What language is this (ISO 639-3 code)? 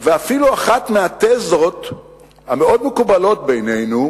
heb